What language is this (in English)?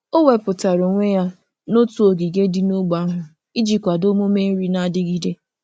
Igbo